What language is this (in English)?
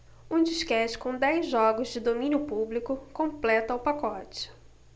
Portuguese